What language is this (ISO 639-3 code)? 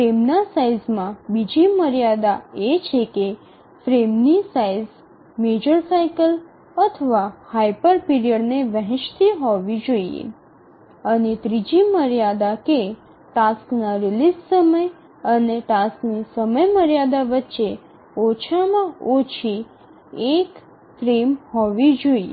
guj